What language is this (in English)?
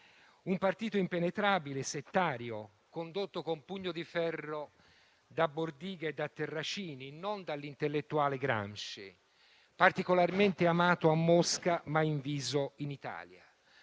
Italian